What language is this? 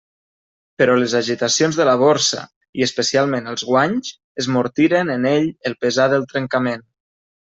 Catalan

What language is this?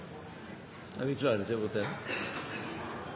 Norwegian Bokmål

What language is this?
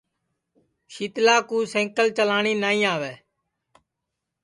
Sansi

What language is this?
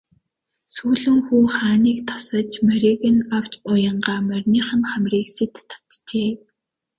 Mongolian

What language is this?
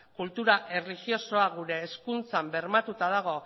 Basque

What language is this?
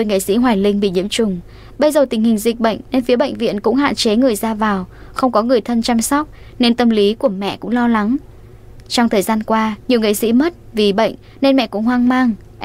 Vietnamese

